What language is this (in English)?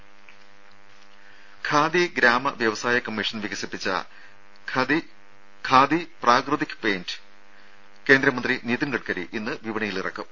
Malayalam